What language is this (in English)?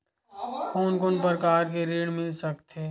Chhattisgarhi